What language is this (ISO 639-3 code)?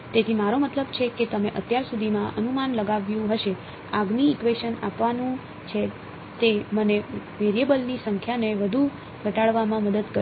guj